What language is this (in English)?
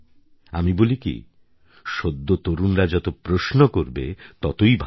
Bangla